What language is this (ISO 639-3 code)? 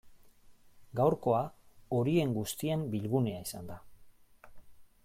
eus